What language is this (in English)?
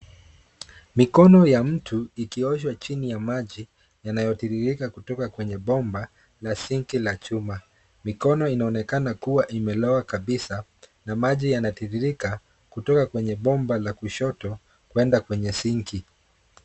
Swahili